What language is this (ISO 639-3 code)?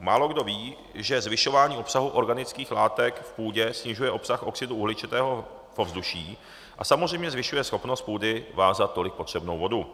ces